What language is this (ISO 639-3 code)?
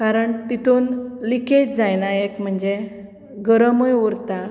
kok